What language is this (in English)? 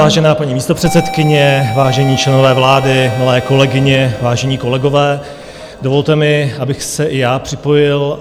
Czech